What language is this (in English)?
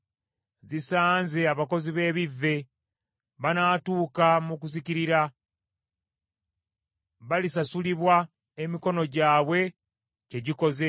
Ganda